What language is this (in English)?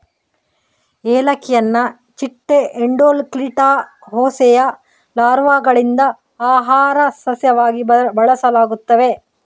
Kannada